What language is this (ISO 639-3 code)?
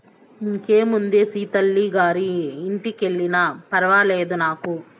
tel